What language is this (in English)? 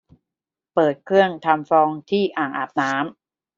Thai